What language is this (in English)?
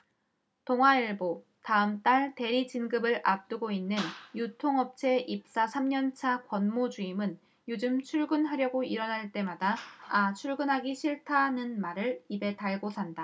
Korean